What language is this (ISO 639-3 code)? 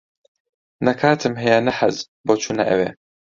ckb